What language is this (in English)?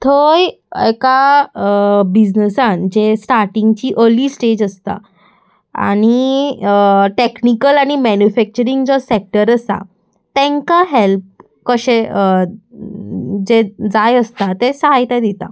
Konkani